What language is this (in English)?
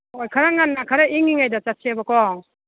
Manipuri